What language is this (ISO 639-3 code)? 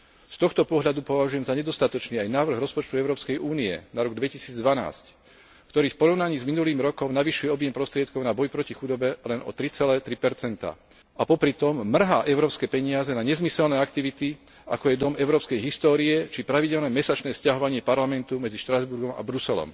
slk